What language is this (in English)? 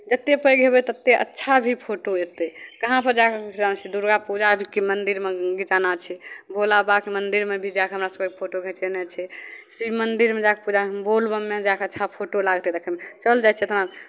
Maithili